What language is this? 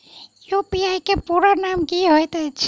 Maithili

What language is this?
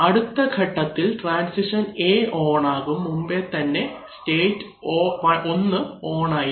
Malayalam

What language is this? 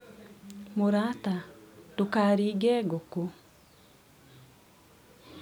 Kikuyu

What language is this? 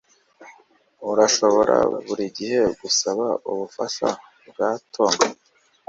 Kinyarwanda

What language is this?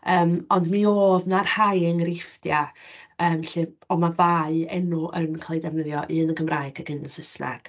Welsh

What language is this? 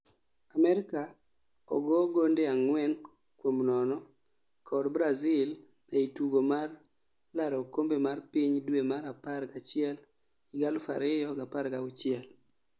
Luo (Kenya and Tanzania)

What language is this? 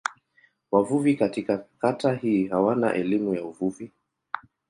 Swahili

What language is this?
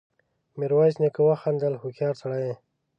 Pashto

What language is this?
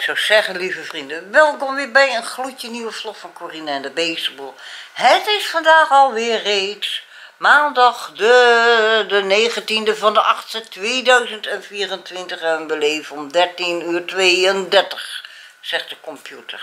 Dutch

